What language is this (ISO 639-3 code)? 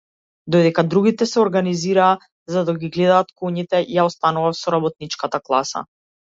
mkd